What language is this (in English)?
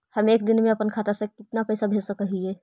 Magahi